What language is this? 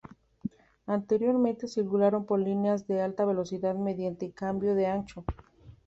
Spanish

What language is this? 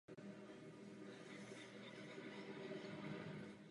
Czech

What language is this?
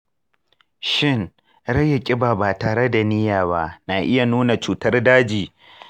Hausa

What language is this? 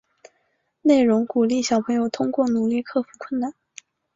Chinese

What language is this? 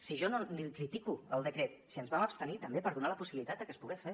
Catalan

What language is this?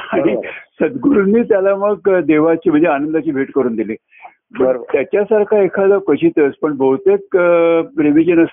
Marathi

